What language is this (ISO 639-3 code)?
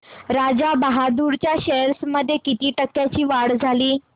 mar